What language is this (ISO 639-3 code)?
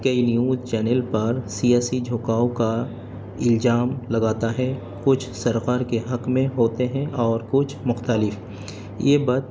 urd